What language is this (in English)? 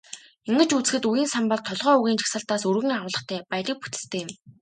Mongolian